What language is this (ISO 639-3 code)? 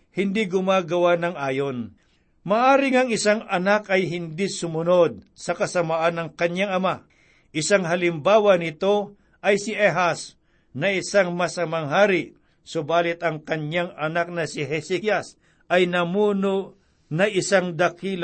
fil